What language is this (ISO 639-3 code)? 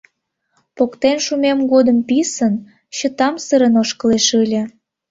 chm